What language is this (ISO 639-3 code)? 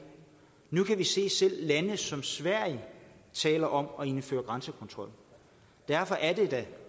dan